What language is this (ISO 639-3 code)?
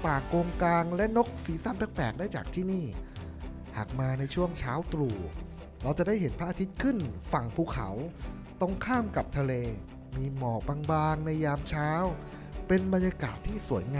tha